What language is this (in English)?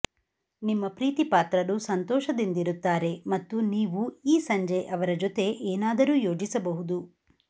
Kannada